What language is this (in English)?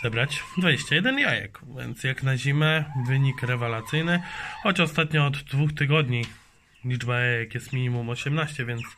Polish